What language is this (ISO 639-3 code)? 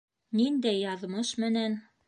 bak